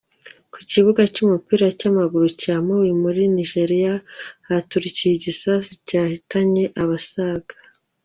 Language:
Kinyarwanda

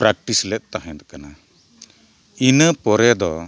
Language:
Santali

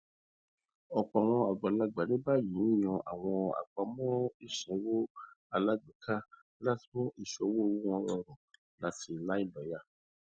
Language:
Yoruba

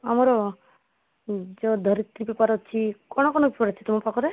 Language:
Odia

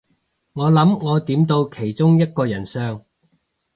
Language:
Cantonese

